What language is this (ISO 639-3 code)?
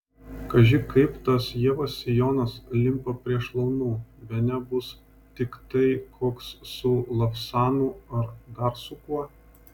lit